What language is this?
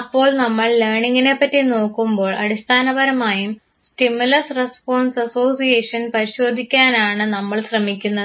Malayalam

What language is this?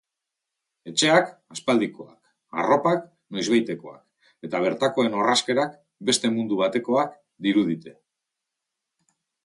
Basque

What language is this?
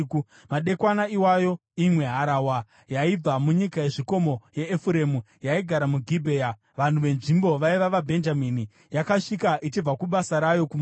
Shona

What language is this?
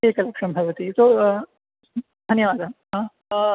Sanskrit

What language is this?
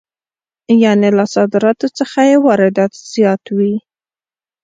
Pashto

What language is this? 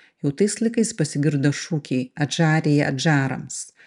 Lithuanian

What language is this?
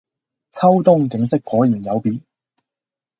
Cantonese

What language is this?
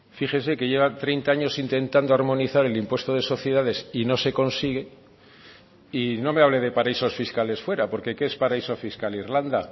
Spanish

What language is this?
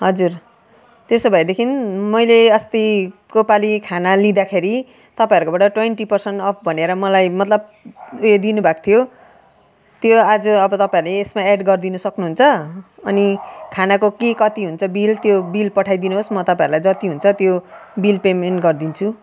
Nepali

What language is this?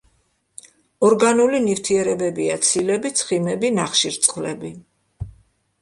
Georgian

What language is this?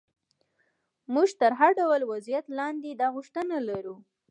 Pashto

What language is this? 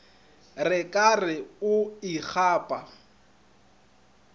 Northern Sotho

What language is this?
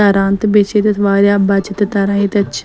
Kashmiri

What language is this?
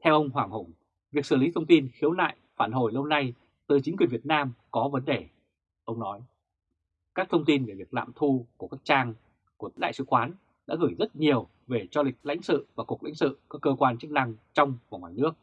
Vietnamese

